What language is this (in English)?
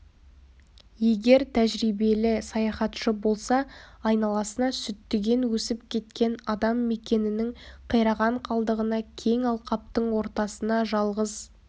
Kazakh